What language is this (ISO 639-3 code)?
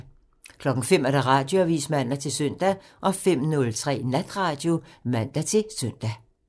dan